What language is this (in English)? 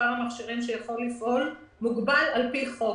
Hebrew